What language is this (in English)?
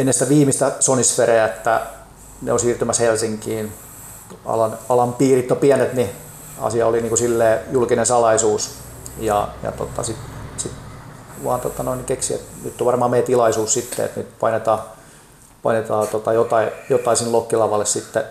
Finnish